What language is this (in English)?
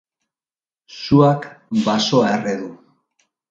Basque